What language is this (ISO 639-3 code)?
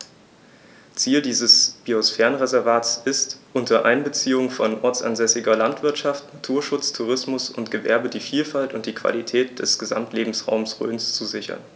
deu